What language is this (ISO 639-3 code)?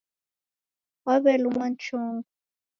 dav